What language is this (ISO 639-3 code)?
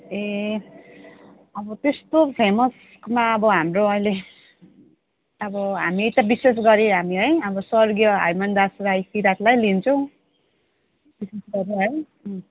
nep